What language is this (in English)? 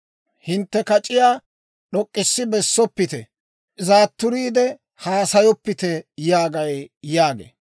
Dawro